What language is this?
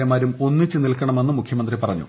Malayalam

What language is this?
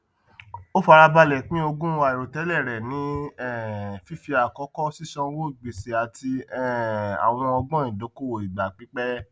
Yoruba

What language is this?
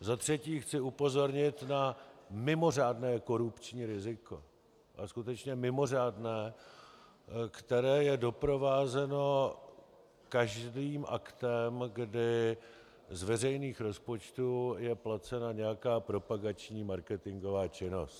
Czech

